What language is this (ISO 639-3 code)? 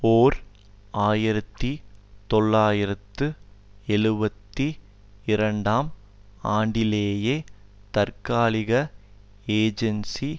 tam